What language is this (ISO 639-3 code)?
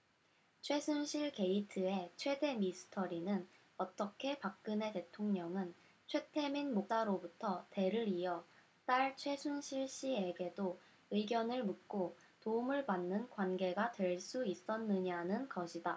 kor